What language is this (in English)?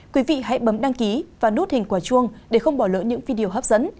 Vietnamese